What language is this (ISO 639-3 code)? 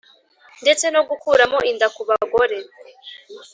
kin